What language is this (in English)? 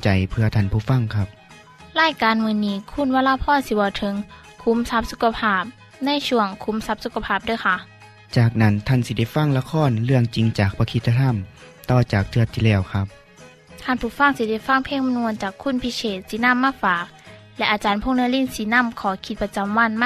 Thai